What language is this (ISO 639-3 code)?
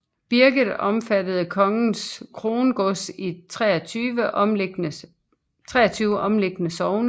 dan